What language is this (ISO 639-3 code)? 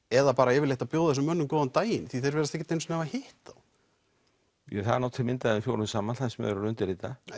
isl